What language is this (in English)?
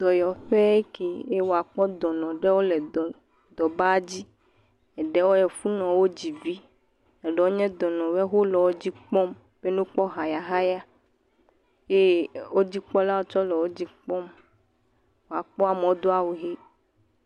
Ewe